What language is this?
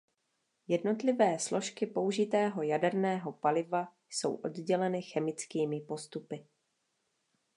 Czech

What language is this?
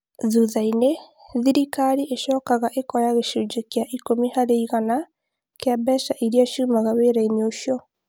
Kikuyu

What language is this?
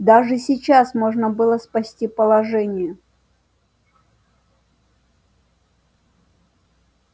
Russian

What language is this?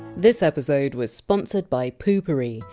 English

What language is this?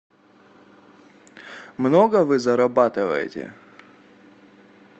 Russian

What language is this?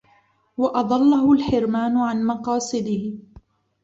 Arabic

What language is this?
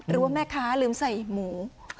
Thai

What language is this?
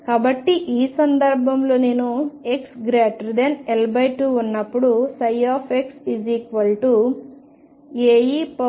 Telugu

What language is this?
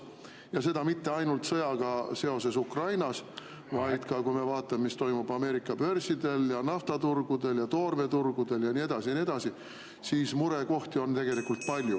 Estonian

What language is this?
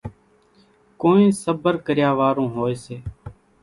Kachi Koli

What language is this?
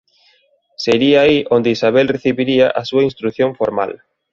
Galician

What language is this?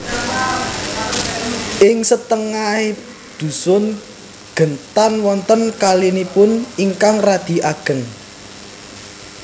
Javanese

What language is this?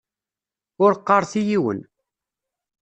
Kabyle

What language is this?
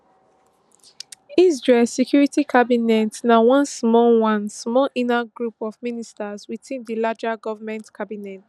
Nigerian Pidgin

